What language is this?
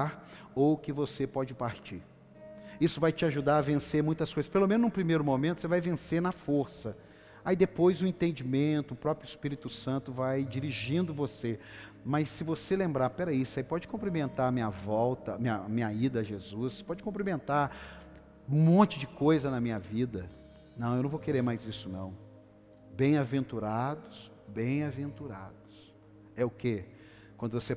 Portuguese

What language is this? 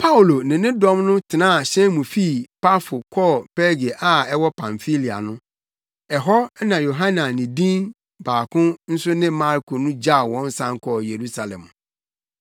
Akan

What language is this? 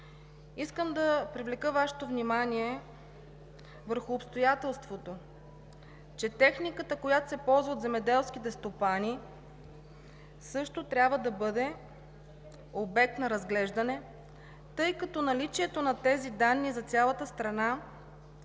Bulgarian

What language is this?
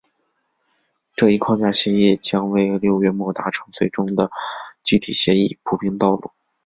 Chinese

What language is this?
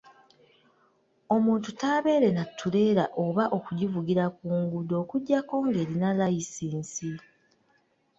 Ganda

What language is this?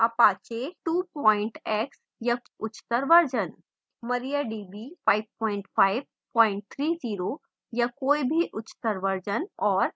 Hindi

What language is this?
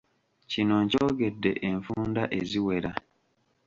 Ganda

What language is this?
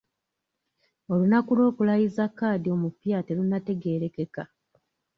Ganda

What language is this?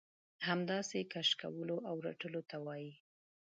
Pashto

